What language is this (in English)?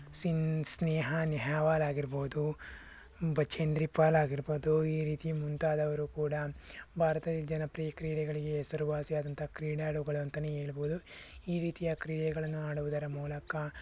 Kannada